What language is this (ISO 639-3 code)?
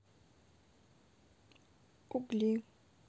rus